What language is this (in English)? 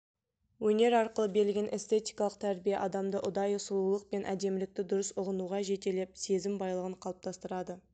Kazakh